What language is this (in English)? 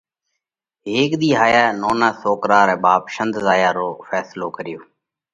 Parkari Koli